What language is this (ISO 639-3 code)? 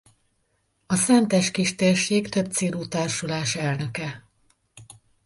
hun